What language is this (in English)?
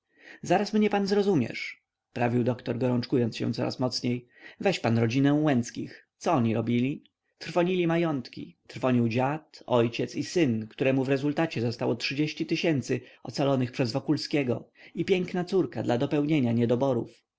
Polish